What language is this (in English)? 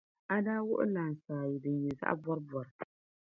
Dagbani